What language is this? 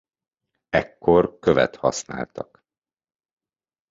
Hungarian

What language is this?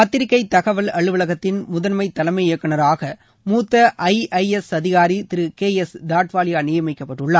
Tamil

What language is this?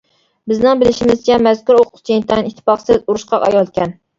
Uyghur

